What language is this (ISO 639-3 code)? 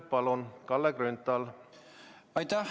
est